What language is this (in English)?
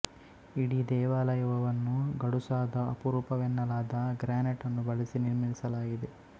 Kannada